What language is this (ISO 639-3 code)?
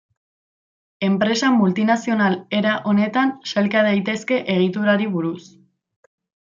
eus